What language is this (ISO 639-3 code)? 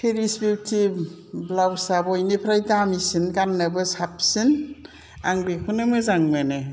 brx